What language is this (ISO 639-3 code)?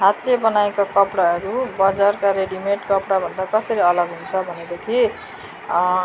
nep